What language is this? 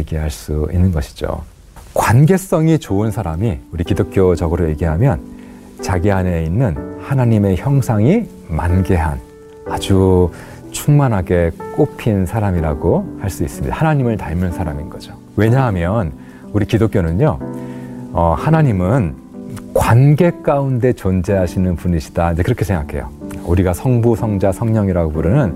Korean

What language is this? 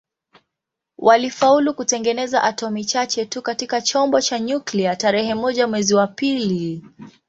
Swahili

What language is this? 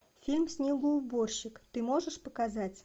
Russian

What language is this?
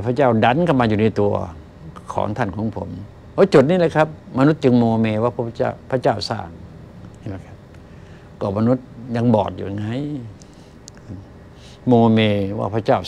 Thai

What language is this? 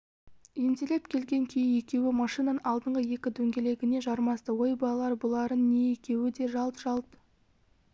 Kazakh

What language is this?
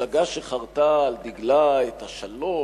Hebrew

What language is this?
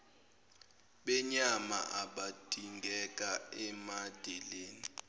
Zulu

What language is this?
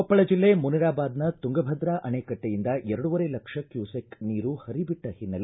Kannada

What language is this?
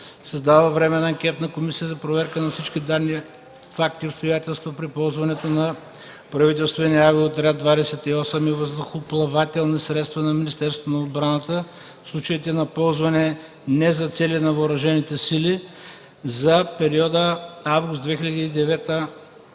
Bulgarian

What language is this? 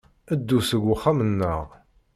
Kabyle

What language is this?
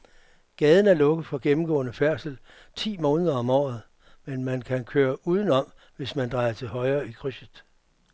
Danish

